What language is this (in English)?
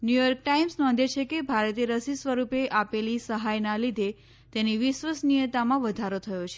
Gujarati